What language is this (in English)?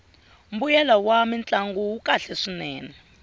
Tsonga